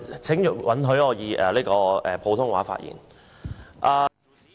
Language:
Cantonese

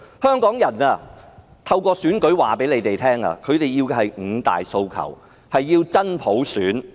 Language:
Cantonese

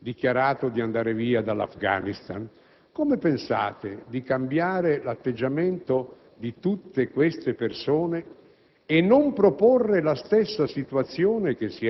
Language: Italian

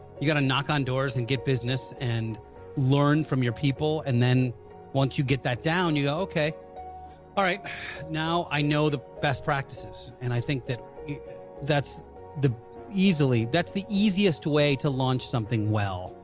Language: English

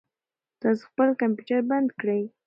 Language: Pashto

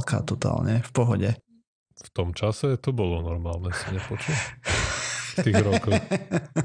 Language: Slovak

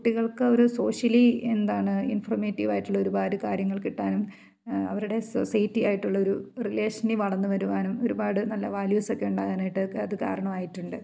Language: Malayalam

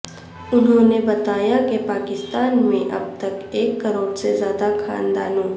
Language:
Urdu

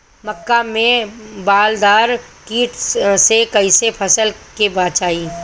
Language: Bhojpuri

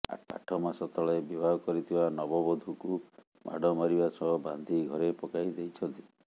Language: Odia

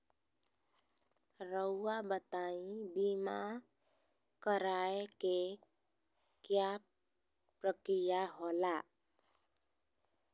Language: Magahi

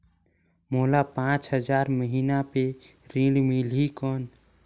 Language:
Chhattisgarhi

